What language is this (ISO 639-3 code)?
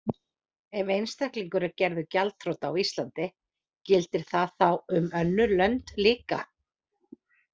isl